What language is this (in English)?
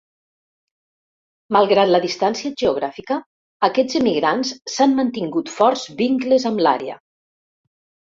Catalan